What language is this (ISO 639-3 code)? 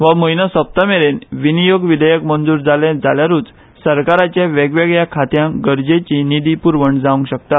kok